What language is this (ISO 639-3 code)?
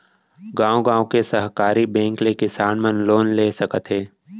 hne